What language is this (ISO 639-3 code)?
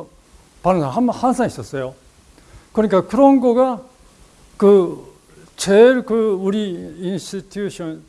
kor